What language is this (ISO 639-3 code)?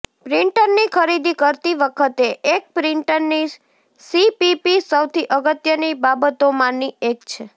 guj